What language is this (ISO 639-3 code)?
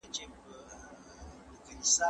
pus